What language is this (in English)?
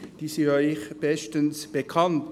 Swiss German